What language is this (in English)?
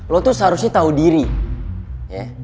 Indonesian